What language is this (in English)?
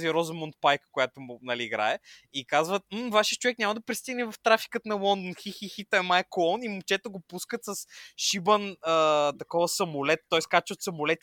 Bulgarian